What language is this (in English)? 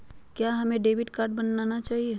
Magahi